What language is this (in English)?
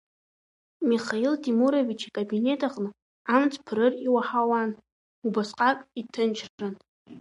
Abkhazian